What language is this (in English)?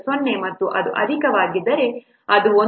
Kannada